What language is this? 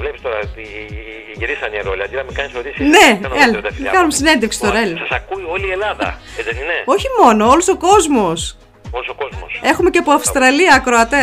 Greek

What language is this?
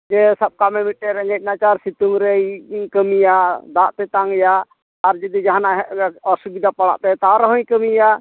Santali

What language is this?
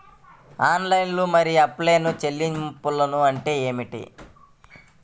Telugu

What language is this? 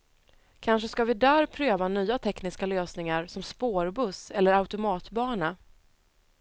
Swedish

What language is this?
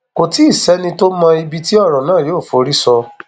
Yoruba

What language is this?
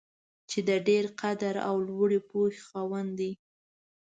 Pashto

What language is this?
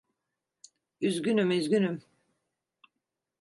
Turkish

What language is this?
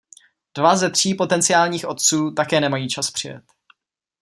Czech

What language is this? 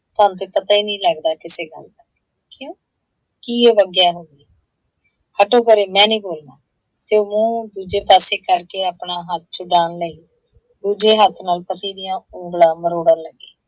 Punjabi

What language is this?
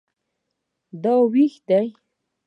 Pashto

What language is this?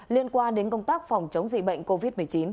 Vietnamese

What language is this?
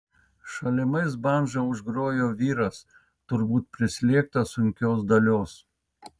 Lithuanian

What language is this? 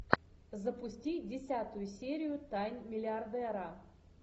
Russian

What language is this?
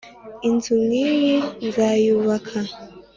Kinyarwanda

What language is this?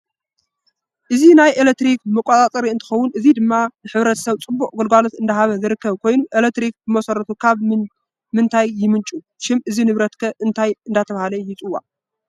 Tigrinya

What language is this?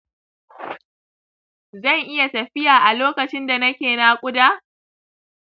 Hausa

